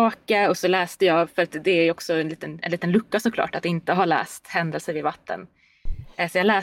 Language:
Swedish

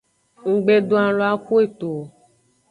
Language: Aja (Benin)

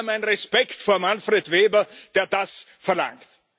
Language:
German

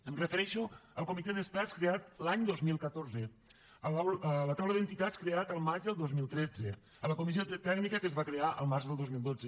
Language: Catalan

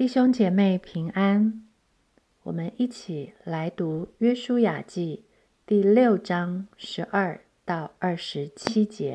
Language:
Chinese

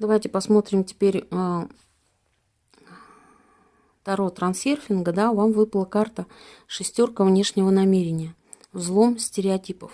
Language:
Russian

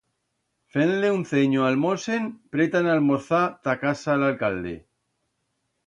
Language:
Aragonese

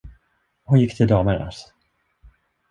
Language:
Swedish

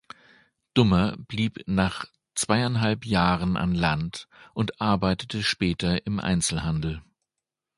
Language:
German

